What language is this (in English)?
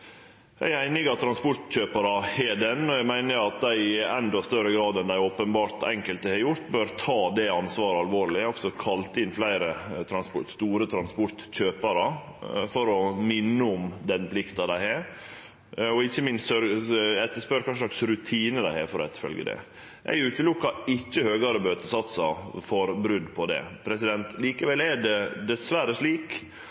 Norwegian Nynorsk